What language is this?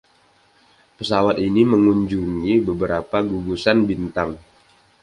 Indonesian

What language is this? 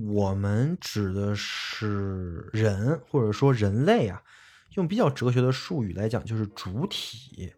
Chinese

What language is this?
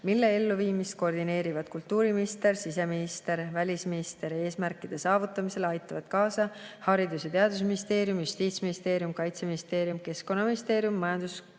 Estonian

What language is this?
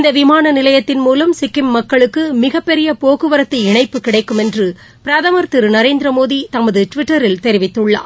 Tamil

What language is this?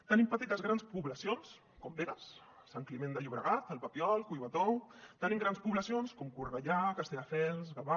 Catalan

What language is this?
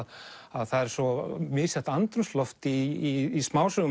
Icelandic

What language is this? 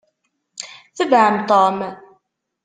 Kabyle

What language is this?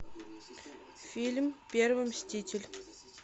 Russian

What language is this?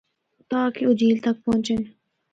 Northern Hindko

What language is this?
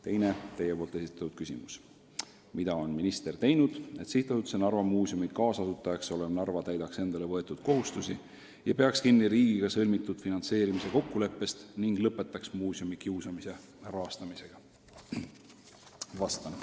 Estonian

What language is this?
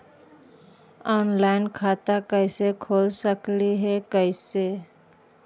Magahi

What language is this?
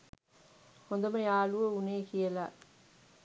Sinhala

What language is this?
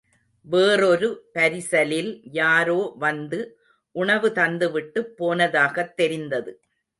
Tamil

